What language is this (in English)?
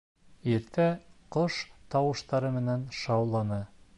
Bashkir